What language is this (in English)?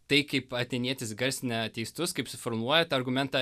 Lithuanian